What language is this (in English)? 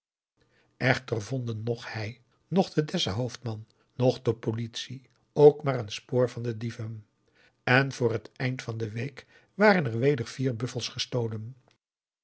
Dutch